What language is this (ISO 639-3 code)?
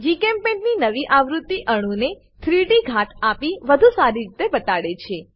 guj